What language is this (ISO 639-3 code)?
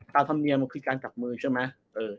tha